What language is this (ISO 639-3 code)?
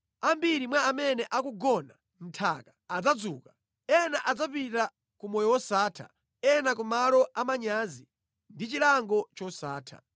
nya